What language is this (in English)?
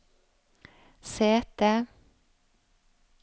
Norwegian